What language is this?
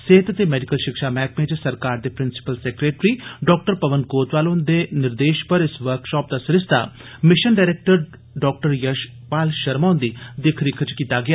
Dogri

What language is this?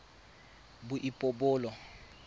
Tswana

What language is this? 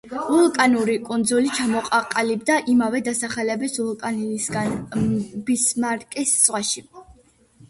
Georgian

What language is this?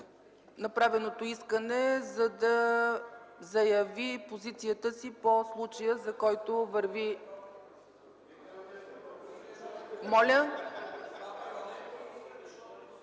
Bulgarian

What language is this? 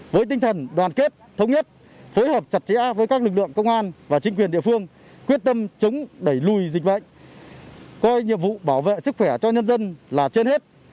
Vietnamese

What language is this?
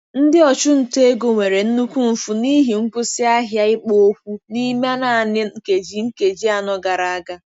Igbo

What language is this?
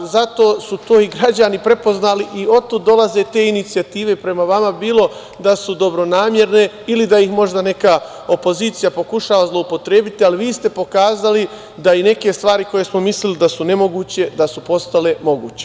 Serbian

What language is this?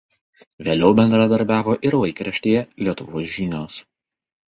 Lithuanian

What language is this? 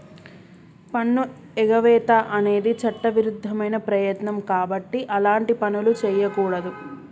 Telugu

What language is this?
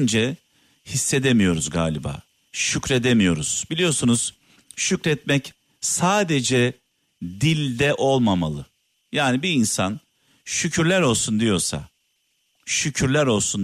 Turkish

